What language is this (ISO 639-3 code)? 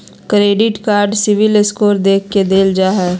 mag